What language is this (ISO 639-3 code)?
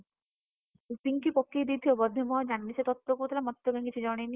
ori